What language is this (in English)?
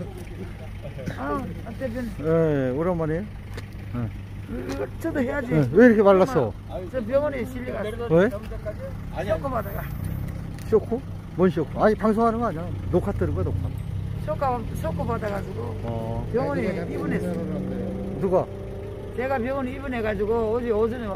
Korean